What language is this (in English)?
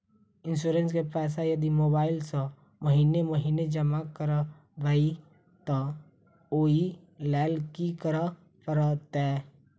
Maithili